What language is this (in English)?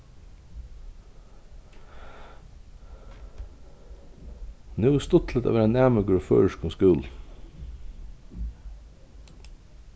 Faroese